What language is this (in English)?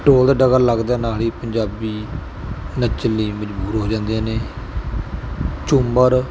Punjabi